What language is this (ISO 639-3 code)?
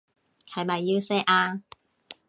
yue